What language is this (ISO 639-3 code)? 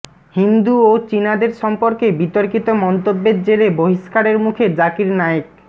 ben